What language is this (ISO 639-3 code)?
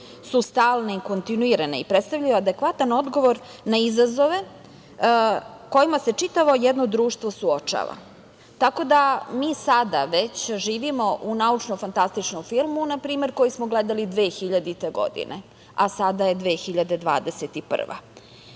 srp